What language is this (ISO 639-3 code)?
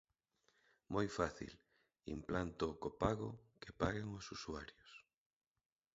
glg